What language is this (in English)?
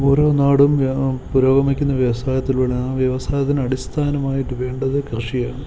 Malayalam